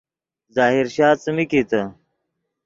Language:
Yidgha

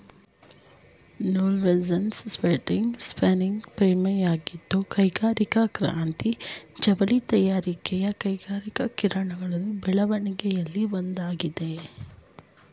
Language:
Kannada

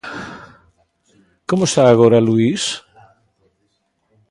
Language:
Galician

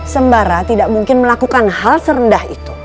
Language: Indonesian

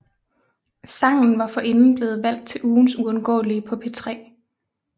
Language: Danish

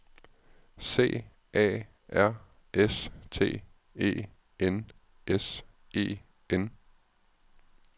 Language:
Danish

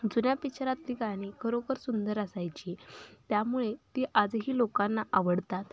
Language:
Marathi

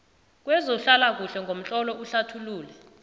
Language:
South Ndebele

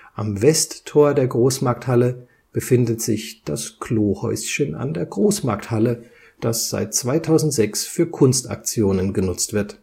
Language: German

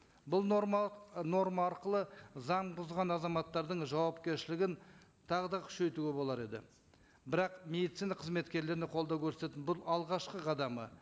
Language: Kazakh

